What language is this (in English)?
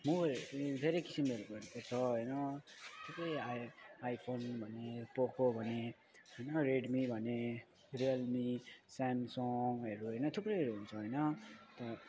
Nepali